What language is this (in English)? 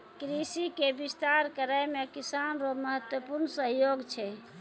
Maithili